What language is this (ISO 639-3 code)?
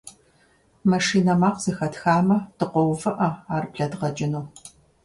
kbd